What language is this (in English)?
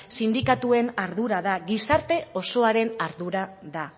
Basque